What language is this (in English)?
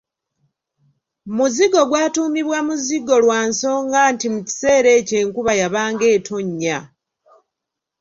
Ganda